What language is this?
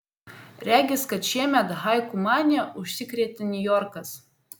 Lithuanian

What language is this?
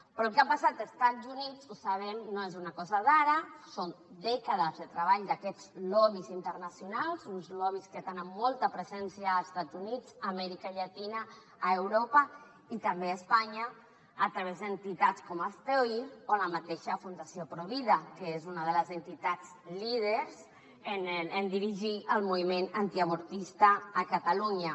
Catalan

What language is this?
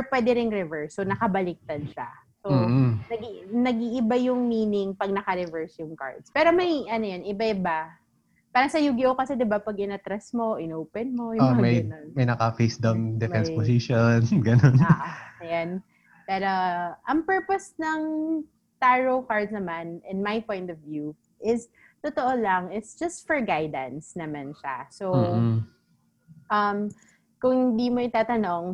Filipino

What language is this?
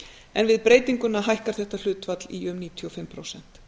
Icelandic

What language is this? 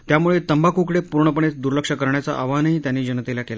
Marathi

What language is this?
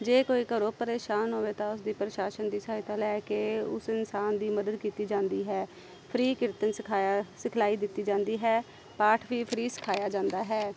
Punjabi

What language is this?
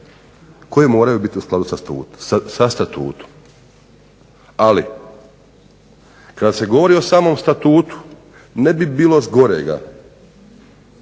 Croatian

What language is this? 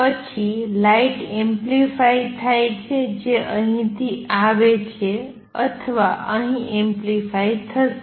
Gujarati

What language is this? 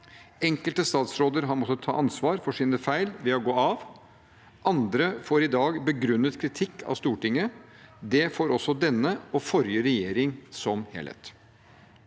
Norwegian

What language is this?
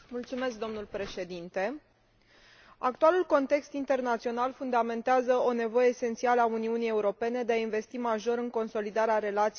Romanian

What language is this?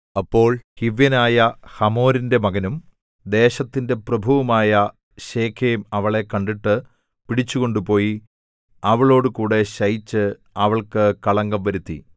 Malayalam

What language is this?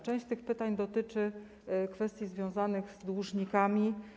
Polish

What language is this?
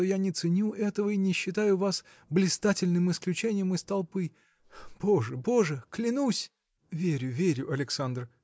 Russian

